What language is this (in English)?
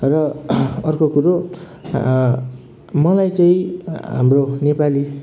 Nepali